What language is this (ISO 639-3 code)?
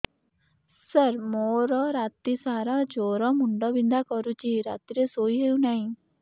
ori